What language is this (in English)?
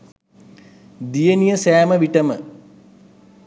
Sinhala